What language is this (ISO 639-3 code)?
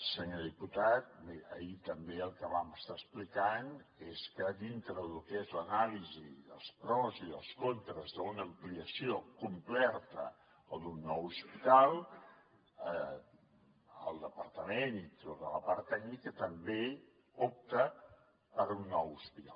cat